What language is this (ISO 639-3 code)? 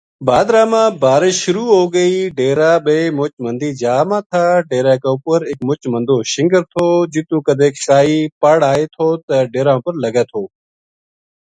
gju